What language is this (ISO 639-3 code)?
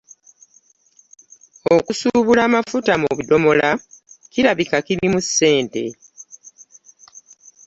lug